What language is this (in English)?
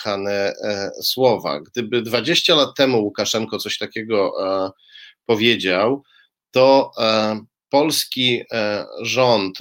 Polish